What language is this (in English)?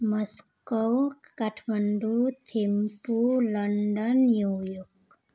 Nepali